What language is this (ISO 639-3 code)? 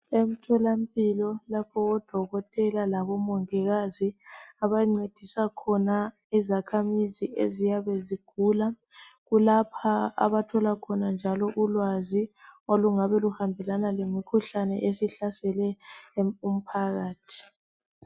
nde